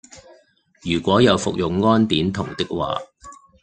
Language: Cantonese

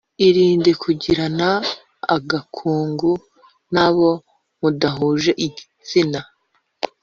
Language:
Kinyarwanda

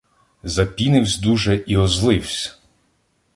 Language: Ukrainian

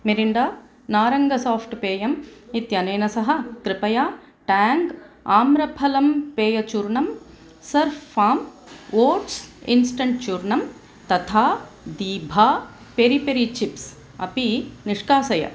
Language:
Sanskrit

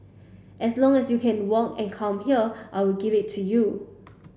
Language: English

